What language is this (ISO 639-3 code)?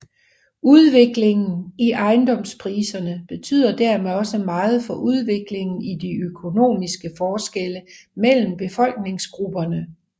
dan